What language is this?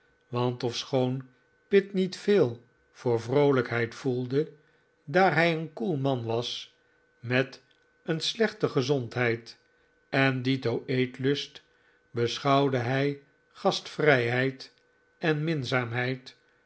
Dutch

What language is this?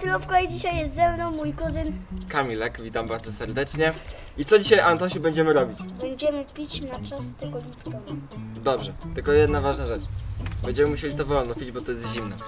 Polish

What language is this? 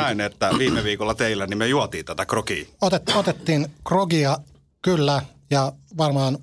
Finnish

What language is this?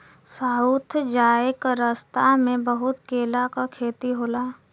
Bhojpuri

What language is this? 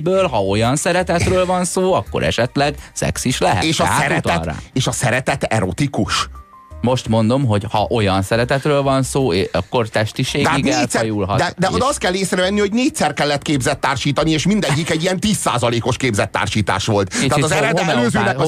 Hungarian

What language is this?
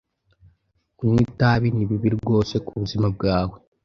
Kinyarwanda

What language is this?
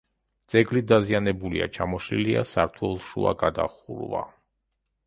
Georgian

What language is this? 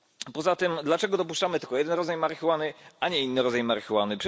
Polish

